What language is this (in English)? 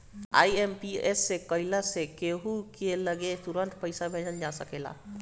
Bhojpuri